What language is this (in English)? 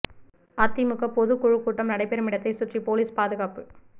Tamil